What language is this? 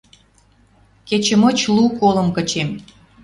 Western Mari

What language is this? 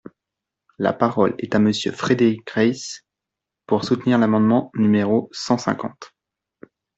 French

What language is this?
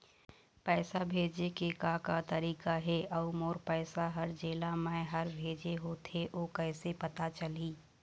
Chhattisgarhi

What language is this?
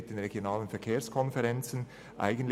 Swiss German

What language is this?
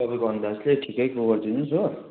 Nepali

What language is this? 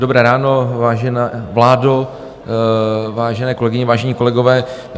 Czech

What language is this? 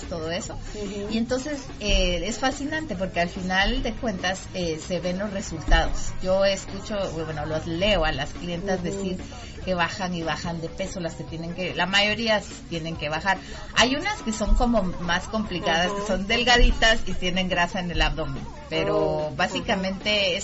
Spanish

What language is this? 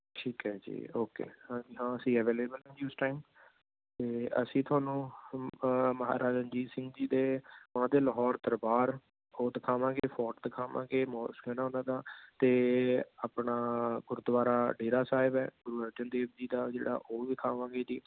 Punjabi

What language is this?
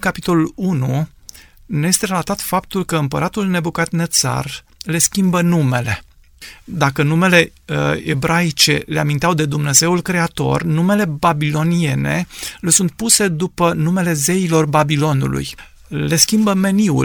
Romanian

